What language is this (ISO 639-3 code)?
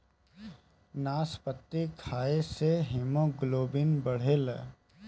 bho